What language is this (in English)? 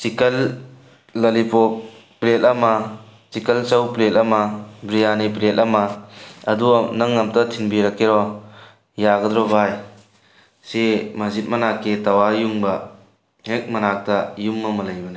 Manipuri